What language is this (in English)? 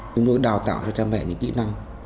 Vietnamese